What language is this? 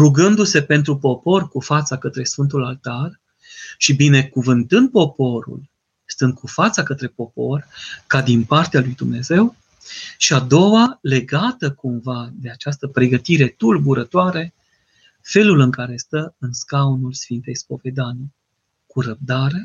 Romanian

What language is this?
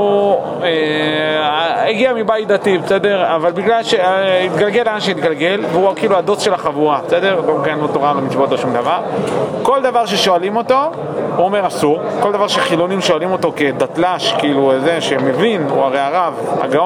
Hebrew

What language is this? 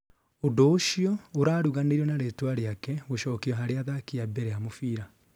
Kikuyu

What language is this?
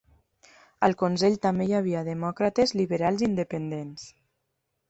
Catalan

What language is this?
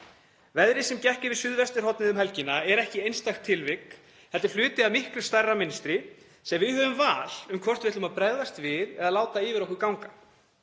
Icelandic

